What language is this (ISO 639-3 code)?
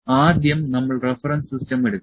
mal